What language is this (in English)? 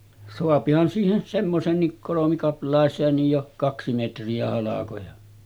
Finnish